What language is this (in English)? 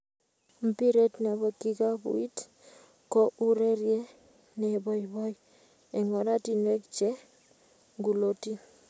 Kalenjin